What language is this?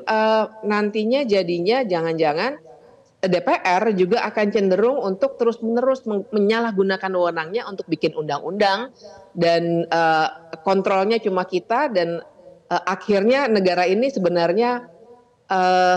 Indonesian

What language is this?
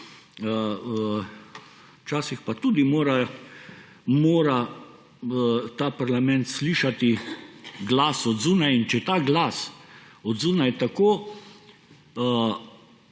Slovenian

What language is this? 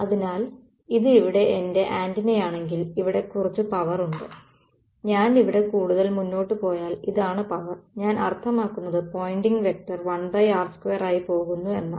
Malayalam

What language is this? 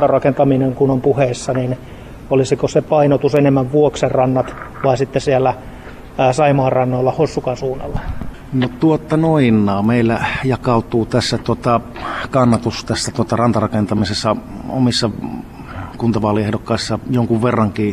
Finnish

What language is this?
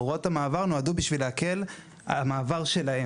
Hebrew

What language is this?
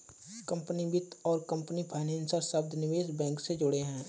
Hindi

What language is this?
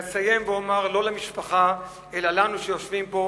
Hebrew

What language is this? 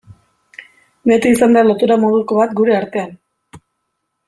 Basque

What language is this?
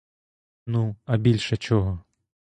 Ukrainian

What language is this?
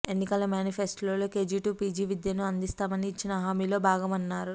Telugu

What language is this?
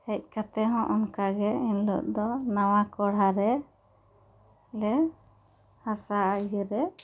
Santali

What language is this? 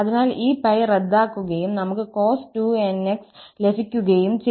Malayalam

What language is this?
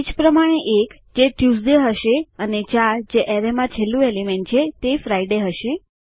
Gujarati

